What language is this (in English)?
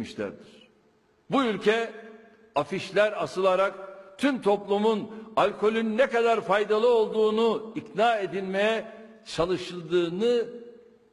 Turkish